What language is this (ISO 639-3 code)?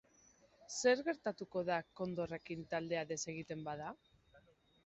eus